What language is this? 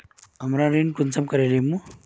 Magahi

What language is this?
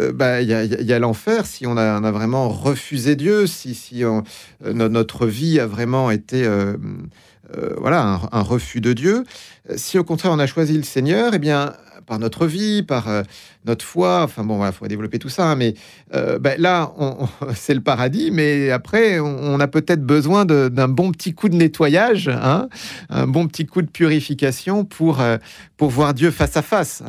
French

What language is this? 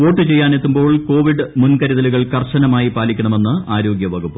Malayalam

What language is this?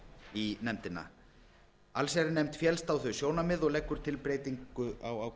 Icelandic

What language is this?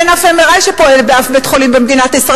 Hebrew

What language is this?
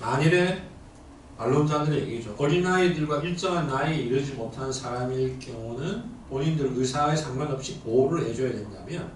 Korean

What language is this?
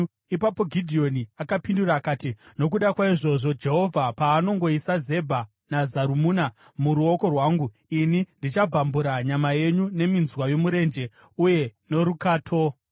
Shona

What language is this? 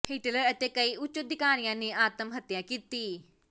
Punjabi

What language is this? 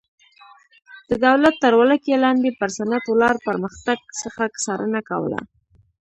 Pashto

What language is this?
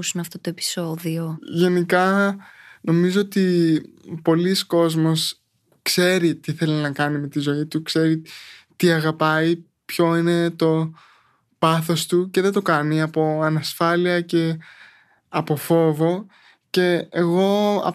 Greek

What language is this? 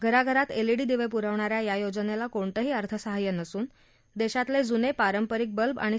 Marathi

